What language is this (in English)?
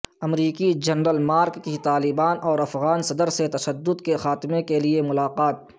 Urdu